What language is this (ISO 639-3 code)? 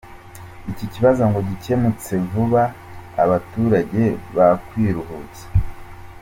kin